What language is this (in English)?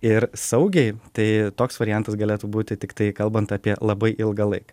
Lithuanian